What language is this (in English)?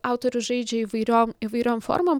Lithuanian